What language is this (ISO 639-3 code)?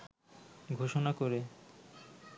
ben